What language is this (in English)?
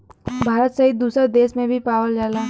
Bhojpuri